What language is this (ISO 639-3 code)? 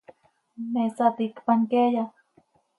sei